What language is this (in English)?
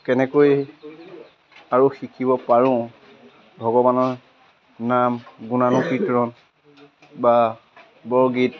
Assamese